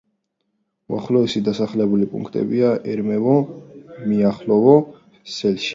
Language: Georgian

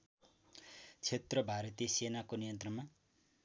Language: Nepali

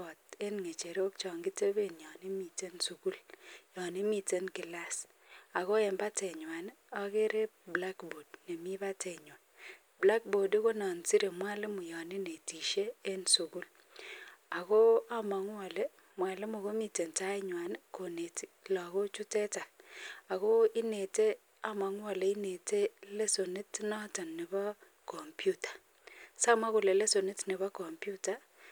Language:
Kalenjin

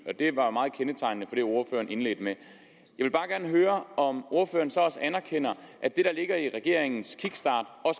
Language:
Danish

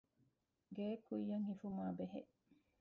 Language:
Divehi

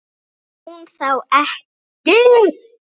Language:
Icelandic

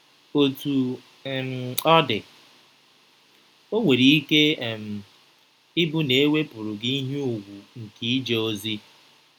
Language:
Igbo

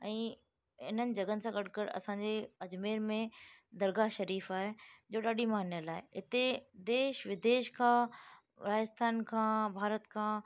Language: Sindhi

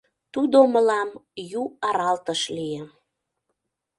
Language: Mari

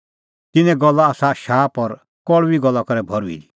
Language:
Kullu Pahari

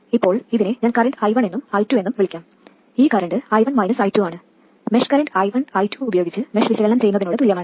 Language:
Malayalam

